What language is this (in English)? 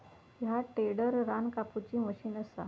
Marathi